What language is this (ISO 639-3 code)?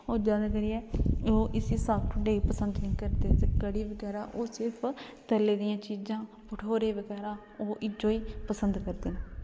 doi